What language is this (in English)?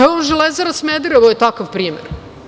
Serbian